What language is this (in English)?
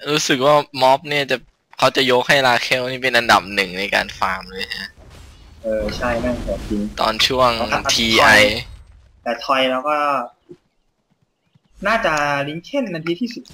Thai